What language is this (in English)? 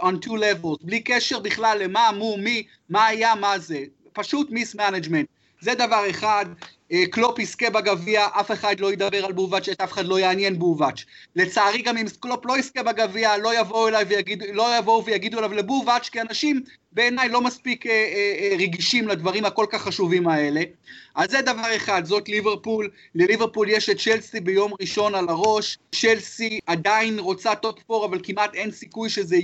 Hebrew